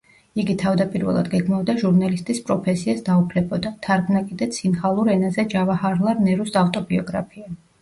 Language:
Georgian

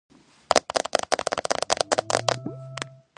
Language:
Georgian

